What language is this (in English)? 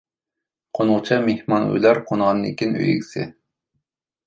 Uyghur